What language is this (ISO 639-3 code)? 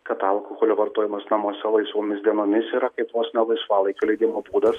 lit